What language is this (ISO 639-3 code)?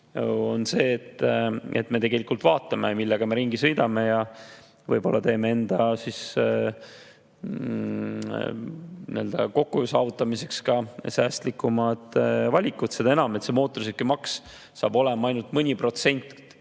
est